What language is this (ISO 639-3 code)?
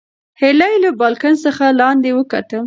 pus